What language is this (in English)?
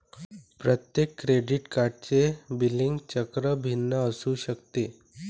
Marathi